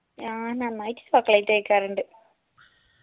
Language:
Malayalam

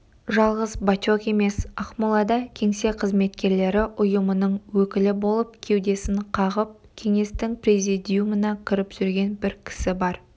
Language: Kazakh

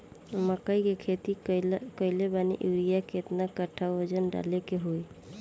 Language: Bhojpuri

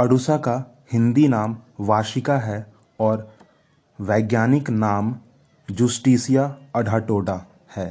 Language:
Hindi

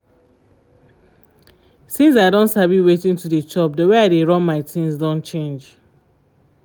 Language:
Nigerian Pidgin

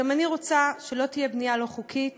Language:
Hebrew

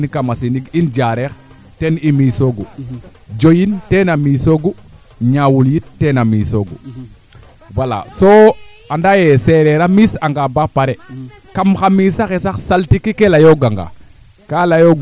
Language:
Serer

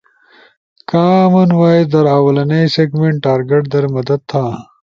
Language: Ushojo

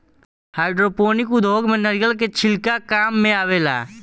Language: Bhojpuri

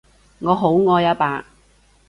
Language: Cantonese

